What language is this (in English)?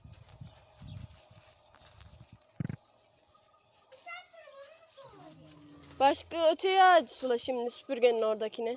Turkish